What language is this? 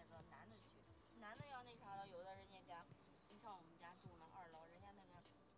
Chinese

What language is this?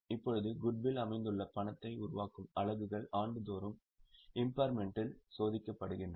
Tamil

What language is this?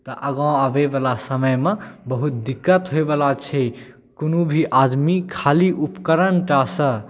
Maithili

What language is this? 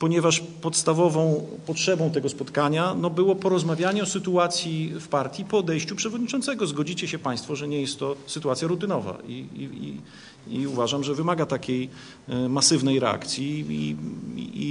Polish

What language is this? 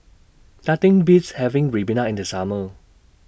English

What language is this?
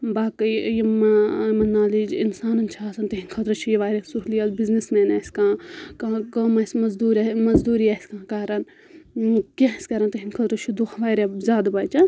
Kashmiri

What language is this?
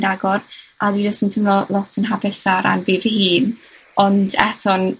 Welsh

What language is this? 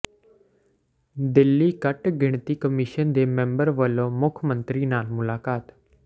Punjabi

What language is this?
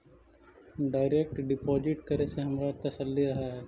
Magahi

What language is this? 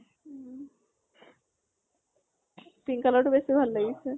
Assamese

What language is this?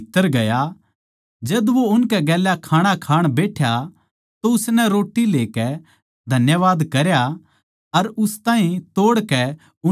Haryanvi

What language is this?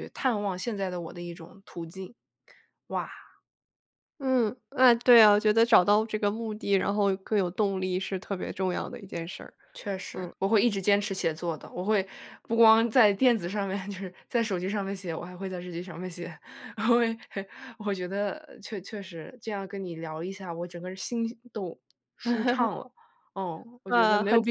Chinese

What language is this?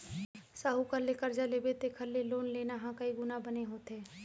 Chhattisgarhi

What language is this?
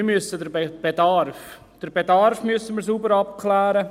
Swiss German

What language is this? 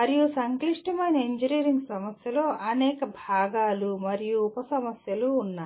Telugu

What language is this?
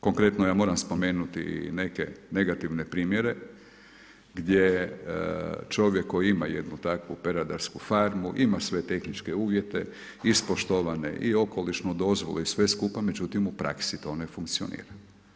Croatian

